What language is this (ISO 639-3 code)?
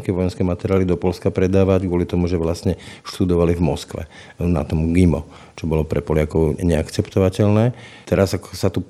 slk